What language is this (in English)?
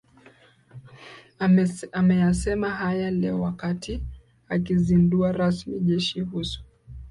Swahili